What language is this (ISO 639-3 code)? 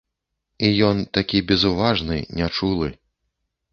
bel